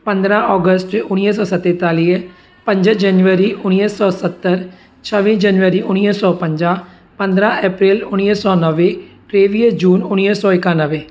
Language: Sindhi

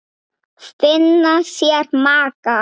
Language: Icelandic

